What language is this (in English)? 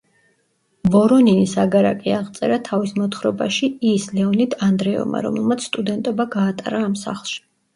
Georgian